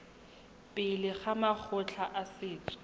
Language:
Tswana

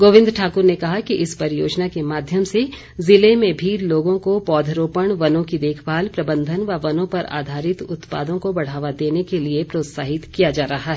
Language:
Hindi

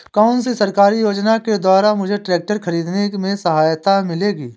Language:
Hindi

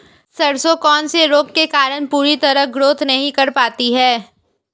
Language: Hindi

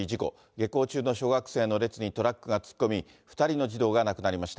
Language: Japanese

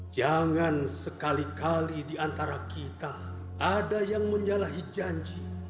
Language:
Indonesian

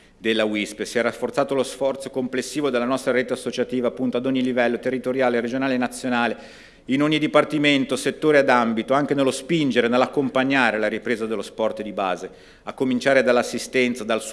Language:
Italian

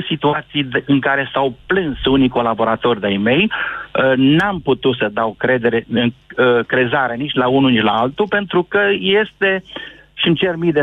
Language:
Romanian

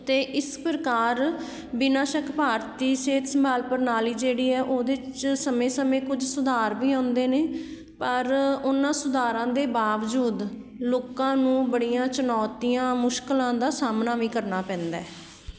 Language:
Punjabi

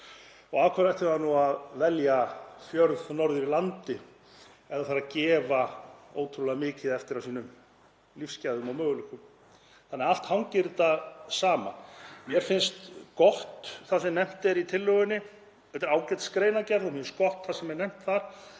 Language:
Icelandic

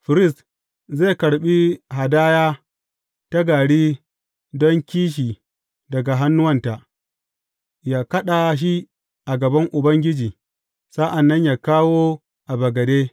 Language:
Hausa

